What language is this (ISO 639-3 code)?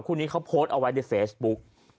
tha